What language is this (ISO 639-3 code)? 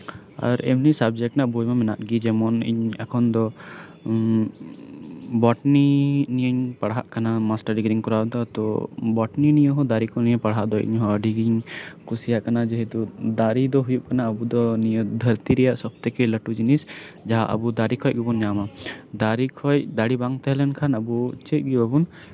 sat